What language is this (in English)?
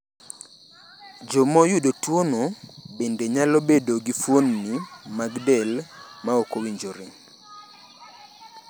Luo (Kenya and Tanzania)